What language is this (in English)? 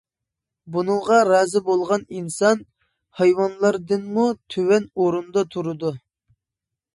Uyghur